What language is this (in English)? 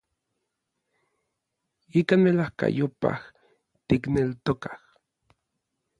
Orizaba Nahuatl